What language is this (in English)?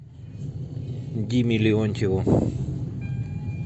Russian